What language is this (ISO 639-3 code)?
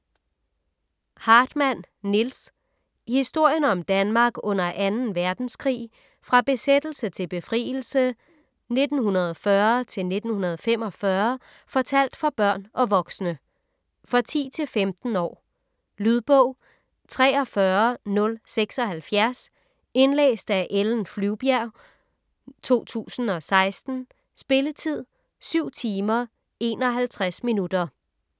dan